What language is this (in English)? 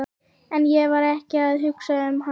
Icelandic